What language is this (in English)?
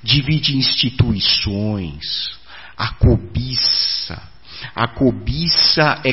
Portuguese